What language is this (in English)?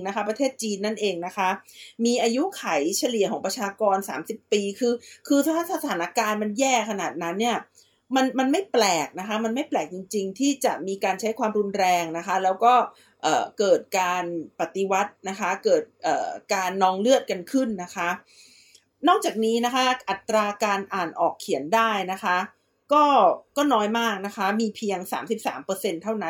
Thai